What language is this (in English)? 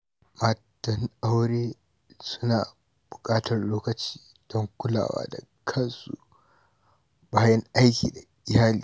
Hausa